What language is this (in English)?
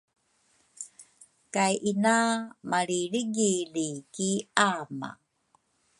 Rukai